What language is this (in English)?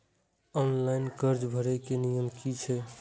Maithili